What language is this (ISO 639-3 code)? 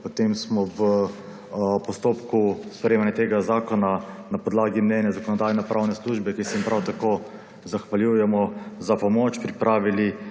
slv